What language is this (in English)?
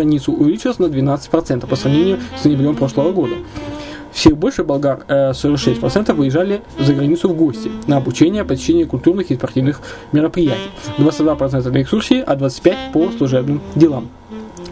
Russian